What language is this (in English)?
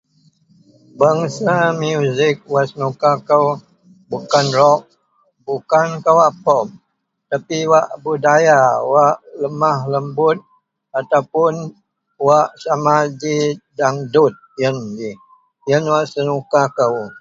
Central Melanau